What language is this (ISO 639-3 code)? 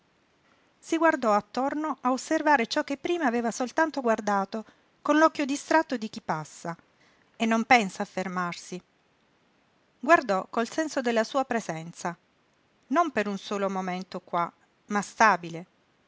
ita